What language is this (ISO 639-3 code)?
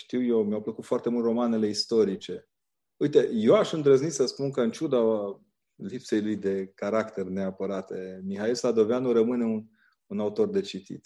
ron